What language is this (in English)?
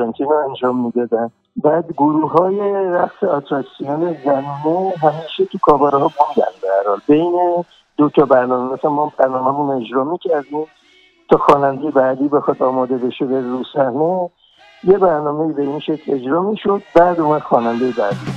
Persian